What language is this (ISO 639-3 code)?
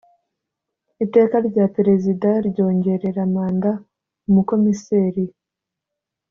kin